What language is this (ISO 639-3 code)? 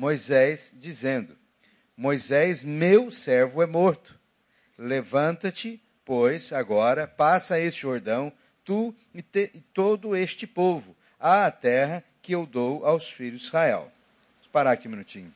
por